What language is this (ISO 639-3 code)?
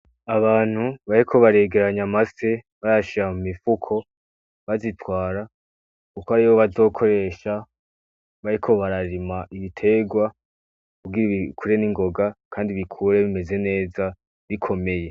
run